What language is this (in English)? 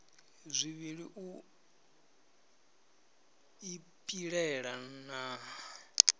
Venda